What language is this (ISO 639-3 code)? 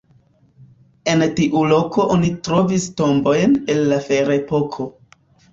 epo